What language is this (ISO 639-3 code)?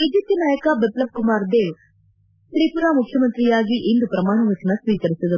kan